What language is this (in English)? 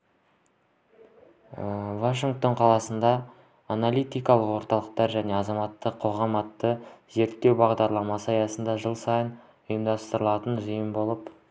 Kazakh